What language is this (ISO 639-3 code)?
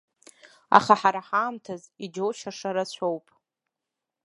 abk